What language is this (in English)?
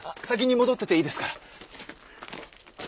Japanese